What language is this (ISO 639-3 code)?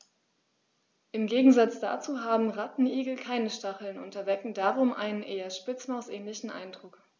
deu